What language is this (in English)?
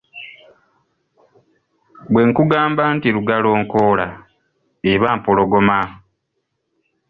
Ganda